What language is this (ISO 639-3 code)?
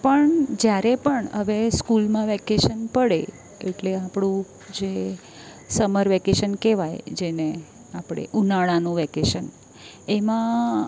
guj